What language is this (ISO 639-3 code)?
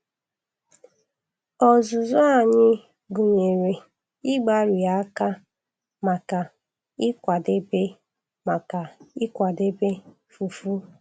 ibo